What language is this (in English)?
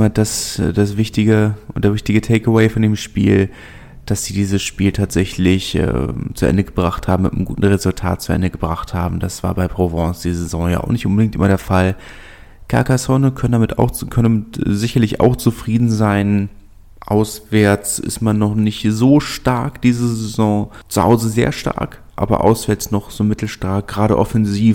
German